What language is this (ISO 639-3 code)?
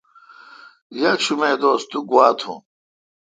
xka